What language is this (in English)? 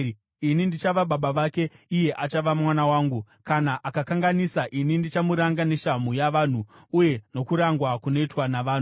Shona